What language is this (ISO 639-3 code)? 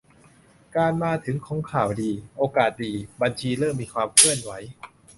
tha